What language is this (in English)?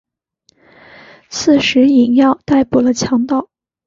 Chinese